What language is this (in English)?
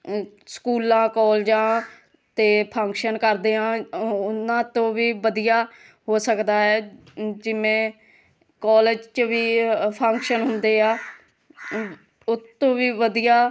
Punjabi